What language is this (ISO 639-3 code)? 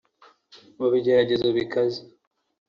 kin